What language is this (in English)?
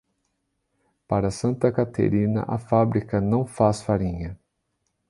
Portuguese